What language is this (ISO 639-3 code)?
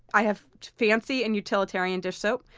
eng